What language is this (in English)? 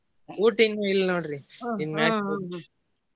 Kannada